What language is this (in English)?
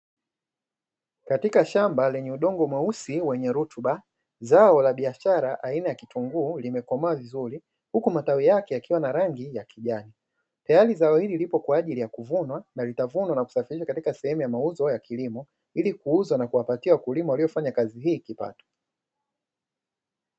Swahili